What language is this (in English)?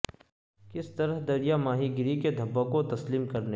Urdu